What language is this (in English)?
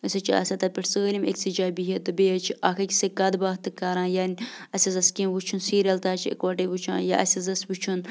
Kashmiri